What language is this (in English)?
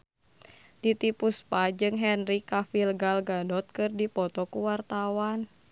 Sundanese